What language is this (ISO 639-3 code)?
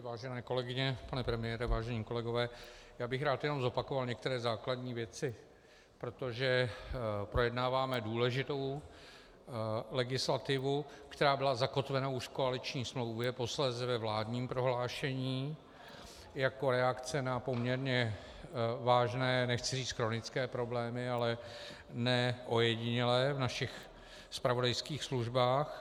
ces